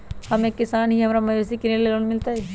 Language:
Magahi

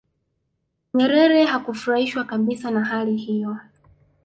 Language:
Swahili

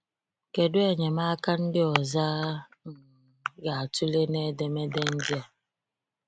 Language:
Igbo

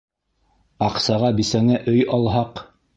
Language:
Bashkir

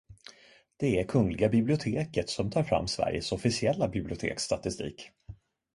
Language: Swedish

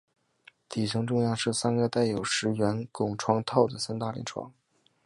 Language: Chinese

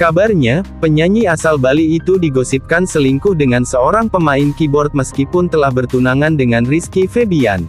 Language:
Indonesian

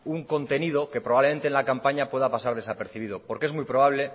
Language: Spanish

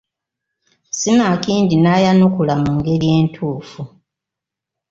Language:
Ganda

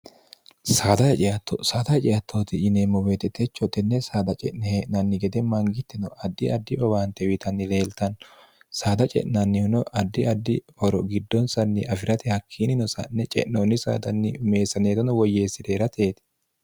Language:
Sidamo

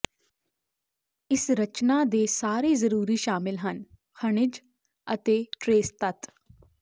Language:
Punjabi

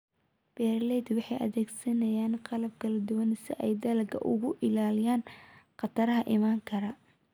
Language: Somali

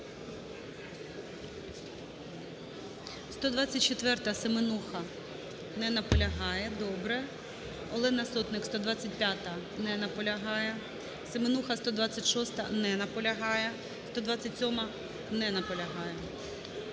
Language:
Ukrainian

